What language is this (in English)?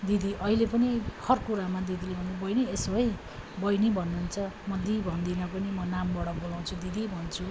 Nepali